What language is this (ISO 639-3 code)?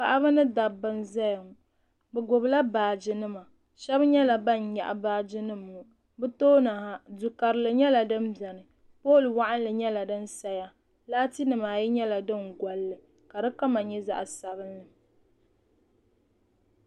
dag